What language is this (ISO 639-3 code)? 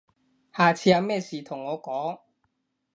yue